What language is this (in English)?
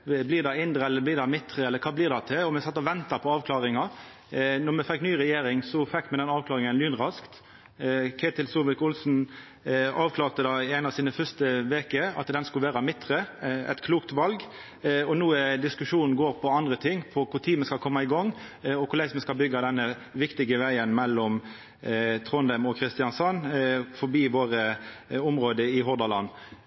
Norwegian Nynorsk